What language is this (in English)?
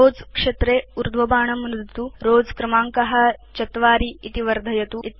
Sanskrit